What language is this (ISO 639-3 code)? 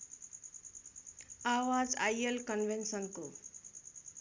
nep